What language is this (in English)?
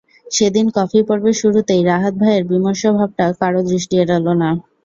Bangla